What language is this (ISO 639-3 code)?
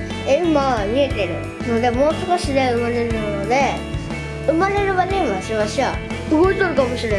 jpn